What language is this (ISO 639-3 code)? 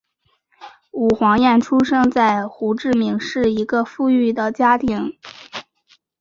zho